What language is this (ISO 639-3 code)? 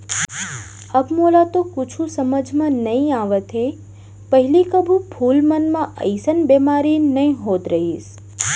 hne